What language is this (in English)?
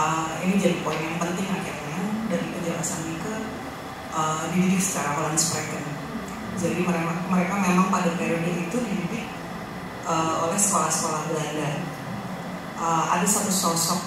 Indonesian